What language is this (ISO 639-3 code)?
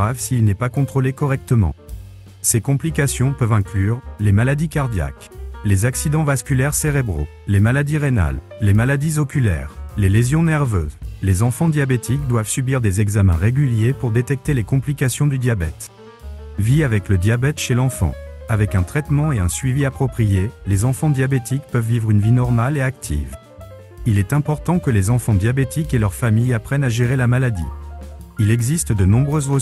fra